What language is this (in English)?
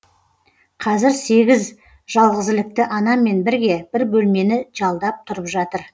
Kazakh